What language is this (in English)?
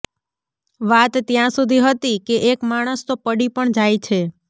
Gujarati